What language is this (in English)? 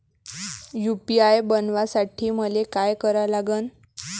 Marathi